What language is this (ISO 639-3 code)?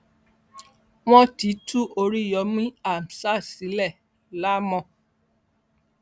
yor